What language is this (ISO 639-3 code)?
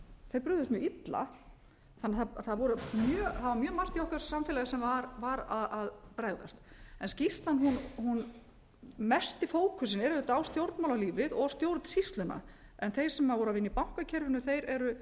isl